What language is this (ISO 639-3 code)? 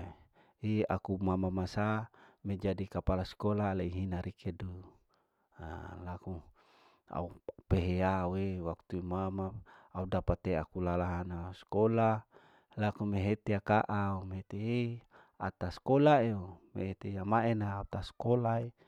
alo